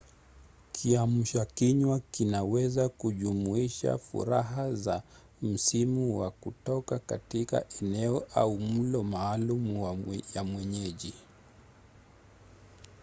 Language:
Swahili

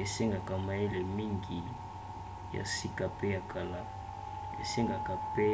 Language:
Lingala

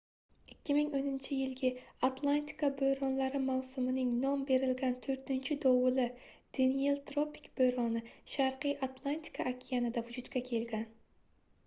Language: Uzbek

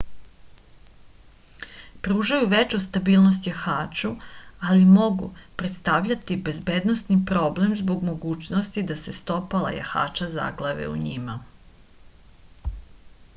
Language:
Serbian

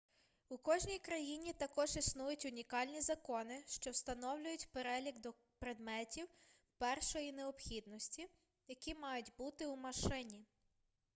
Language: Ukrainian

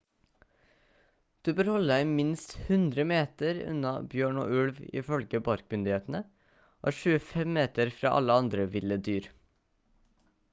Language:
Norwegian Bokmål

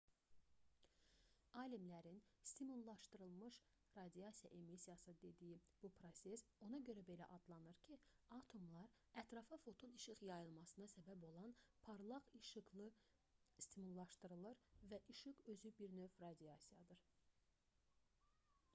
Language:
Azerbaijani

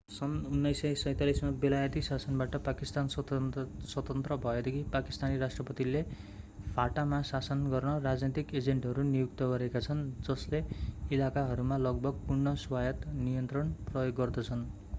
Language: Nepali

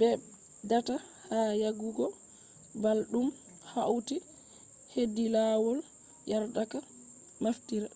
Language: Fula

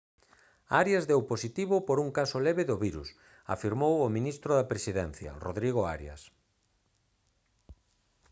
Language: Galician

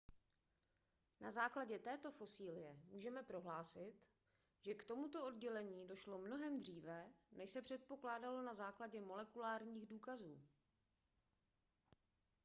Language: Czech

